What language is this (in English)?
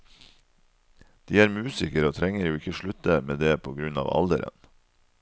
Norwegian